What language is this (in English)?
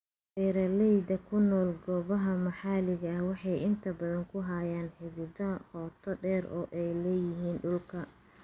Somali